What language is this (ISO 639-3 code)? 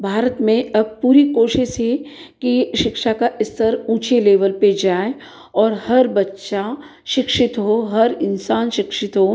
hin